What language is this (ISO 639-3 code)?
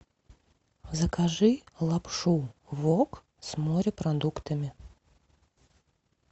rus